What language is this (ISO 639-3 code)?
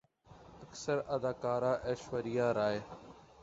urd